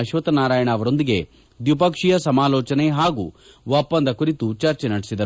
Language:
Kannada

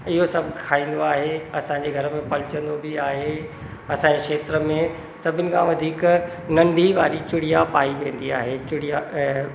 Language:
Sindhi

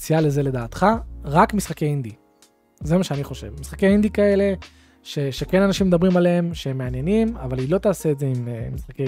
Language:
Hebrew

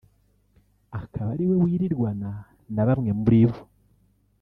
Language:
Kinyarwanda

